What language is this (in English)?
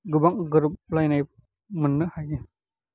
Bodo